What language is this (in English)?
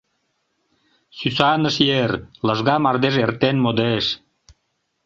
Mari